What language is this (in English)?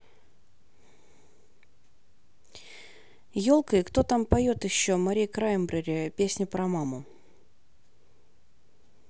Russian